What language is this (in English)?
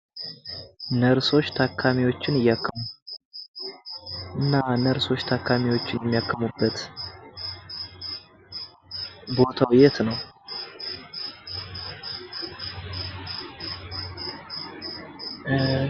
Amharic